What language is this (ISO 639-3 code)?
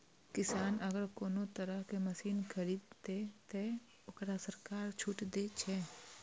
mai